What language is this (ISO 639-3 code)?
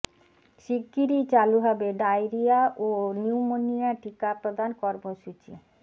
ben